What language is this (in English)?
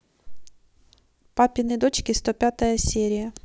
Russian